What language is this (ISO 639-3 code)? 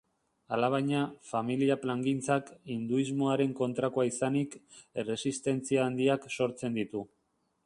eus